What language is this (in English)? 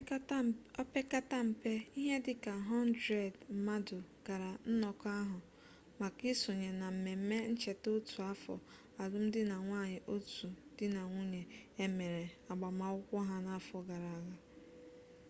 Igbo